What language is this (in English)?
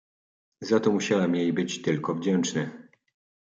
Polish